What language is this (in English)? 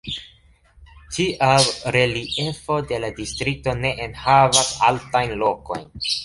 Esperanto